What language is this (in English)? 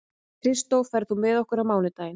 Icelandic